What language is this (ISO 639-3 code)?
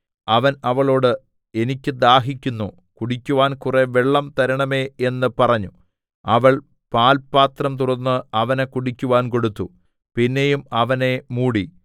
mal